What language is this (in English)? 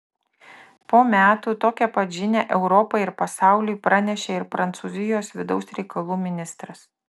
Lithuanian